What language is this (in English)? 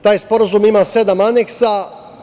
Serbian